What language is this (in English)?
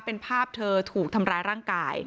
Thai